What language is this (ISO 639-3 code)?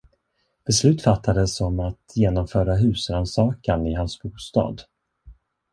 swe